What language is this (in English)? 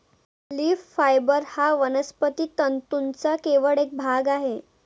Marathi